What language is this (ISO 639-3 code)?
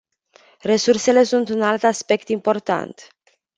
ron